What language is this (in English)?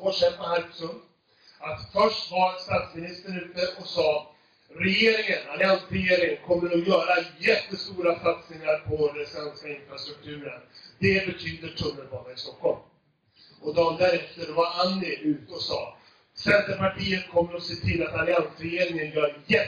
Swedish